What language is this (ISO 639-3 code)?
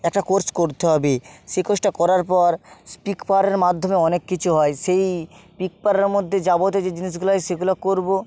ben